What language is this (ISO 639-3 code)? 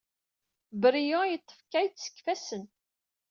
kab